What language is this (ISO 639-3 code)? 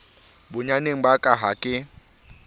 sot